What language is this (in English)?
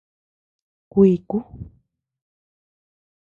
Tepeuxila Cuicatec